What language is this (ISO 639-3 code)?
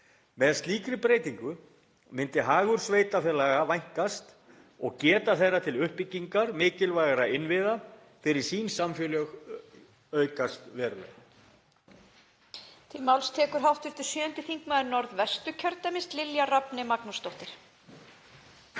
isl